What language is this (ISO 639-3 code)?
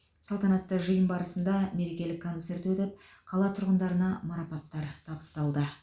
kaz